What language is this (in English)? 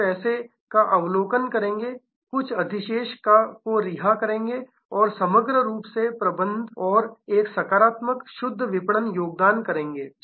Hindi